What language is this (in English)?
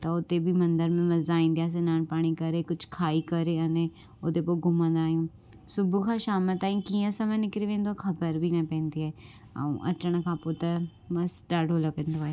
Sindhi